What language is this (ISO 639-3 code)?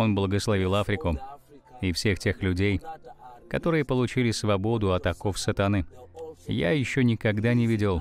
rus